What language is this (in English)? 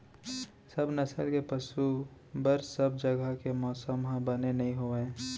Chhattisgarhi